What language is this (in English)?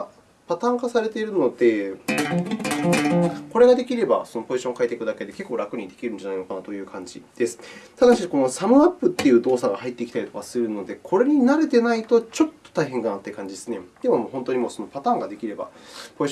Japanese